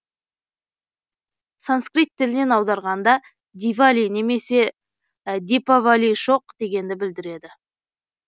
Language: Kazakh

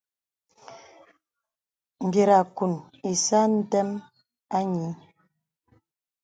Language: Bebele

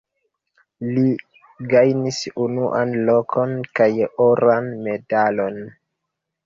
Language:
Esperanto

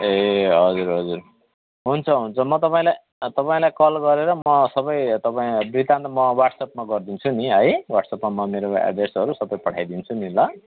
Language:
Nepali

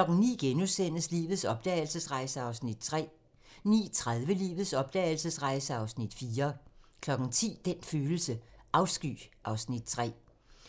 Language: Danish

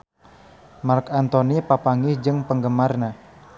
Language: Sundanese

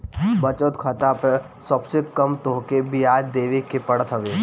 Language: Bhojpuri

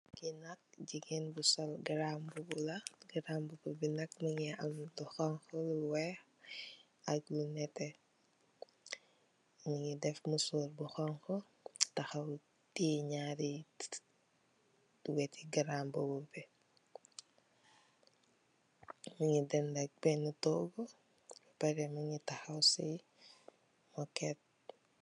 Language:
Wolof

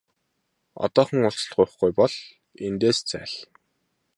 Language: Mongolian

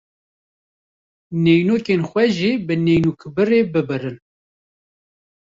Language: Kurdish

